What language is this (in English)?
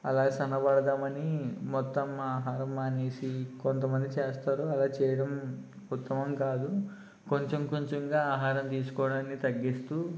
Telugu